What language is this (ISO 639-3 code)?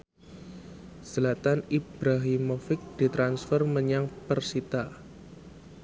jav